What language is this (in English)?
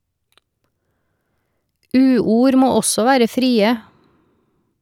Norwegian